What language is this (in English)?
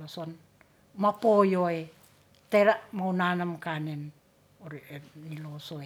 Ratahan